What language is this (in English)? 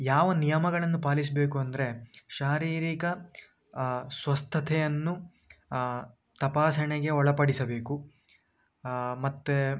Kannada